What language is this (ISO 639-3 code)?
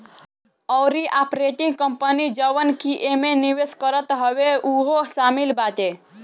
bho